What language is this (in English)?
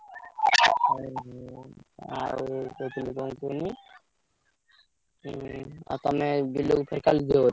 Odia